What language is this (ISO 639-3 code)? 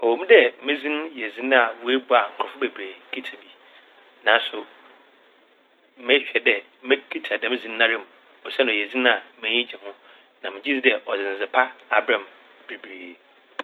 aka